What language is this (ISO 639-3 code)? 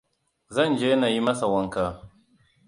hau